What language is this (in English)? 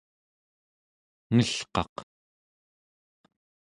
Central Yupik